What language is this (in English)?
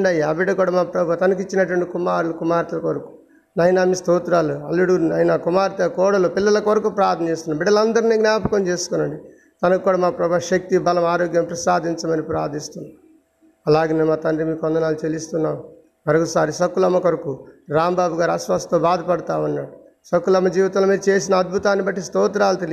Telugu